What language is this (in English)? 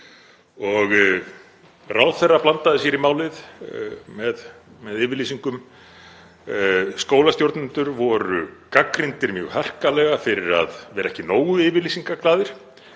Icelandic